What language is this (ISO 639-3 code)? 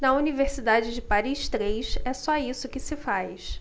por